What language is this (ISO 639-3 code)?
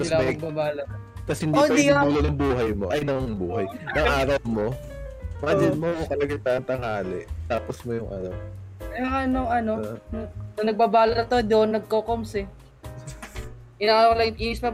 fil